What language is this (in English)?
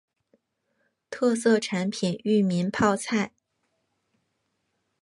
Chinese